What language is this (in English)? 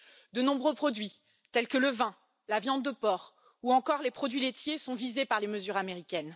French